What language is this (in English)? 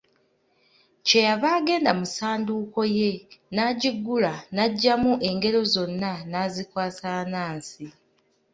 Ganda